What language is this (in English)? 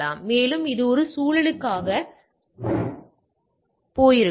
Tamil